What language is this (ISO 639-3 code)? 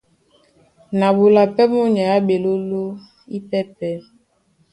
dua